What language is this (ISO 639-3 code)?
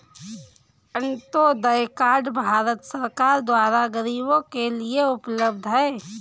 hin